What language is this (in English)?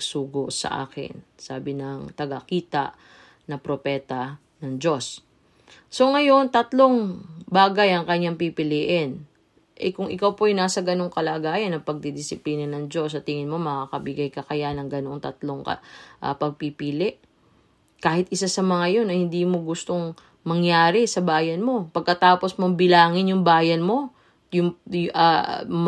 Filipino